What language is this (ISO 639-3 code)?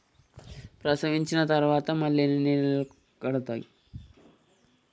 tel